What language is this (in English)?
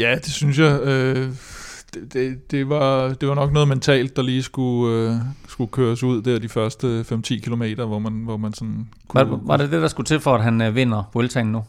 Danish